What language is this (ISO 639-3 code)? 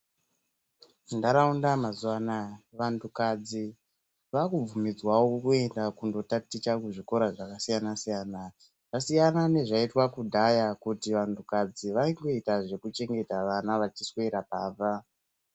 ndc